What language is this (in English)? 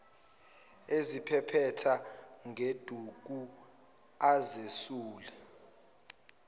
Zulu